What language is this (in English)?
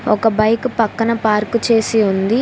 Telugu